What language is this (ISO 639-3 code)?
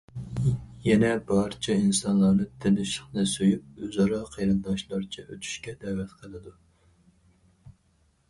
uig